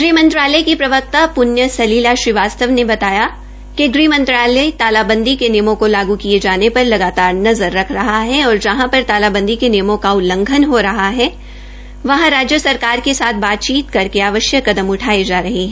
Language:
Hindi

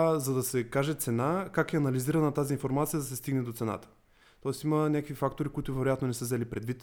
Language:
Bulgarian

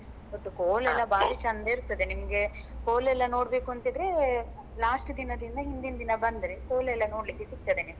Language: Kannada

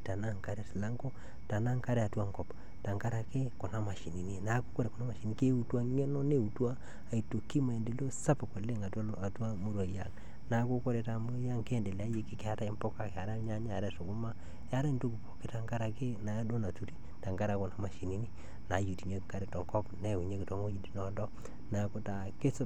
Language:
Masai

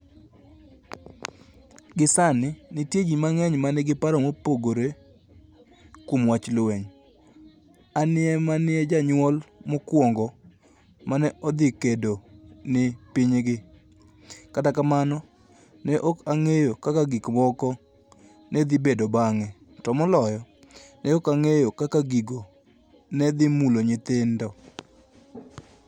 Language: Luo (Kenya and Tanzania)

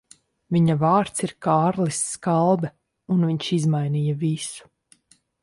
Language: Latvian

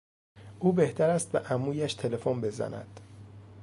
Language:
Persian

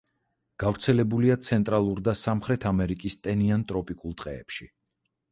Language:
Georgian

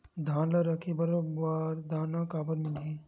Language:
Chhattisgarhi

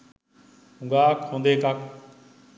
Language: Sinhala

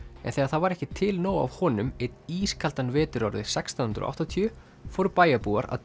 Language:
Icelandic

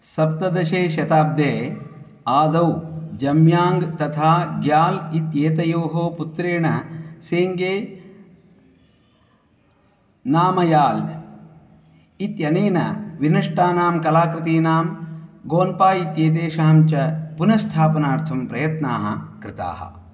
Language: Sanskrit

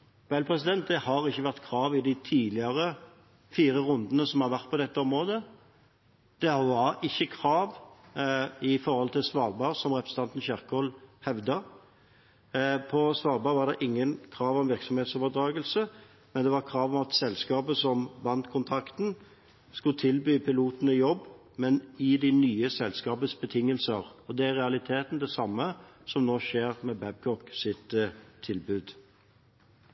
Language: Norwegian Bokmål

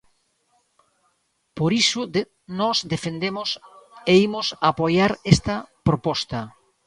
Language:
Galician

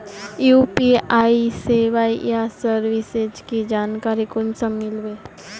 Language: Magahi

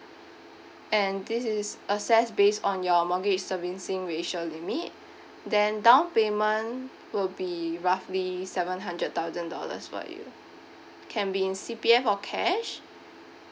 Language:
English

